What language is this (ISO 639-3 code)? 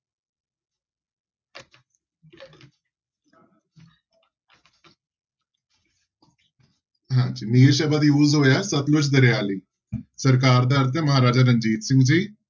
pan